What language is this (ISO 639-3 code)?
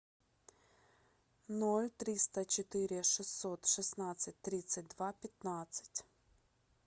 rus